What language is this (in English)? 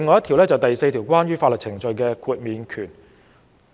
Cantonese